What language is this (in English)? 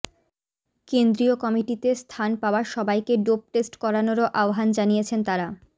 Bangla